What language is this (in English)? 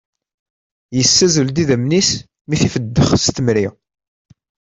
Kabyle